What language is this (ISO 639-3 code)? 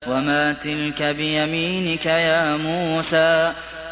ara